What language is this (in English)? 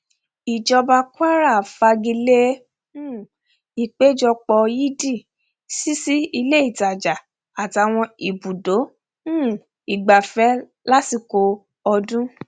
Yoruba